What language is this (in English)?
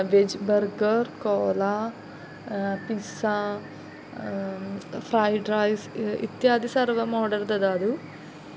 Sanskrit